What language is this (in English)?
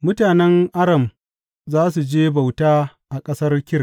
Hausa